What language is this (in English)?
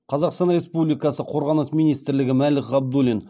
Kazakh